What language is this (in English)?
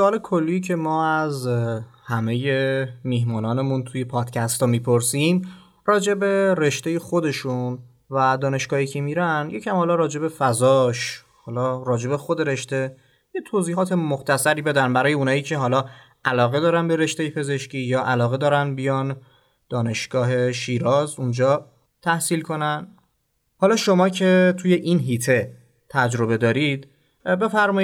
Persian